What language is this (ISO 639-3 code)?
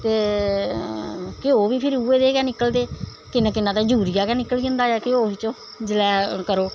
doi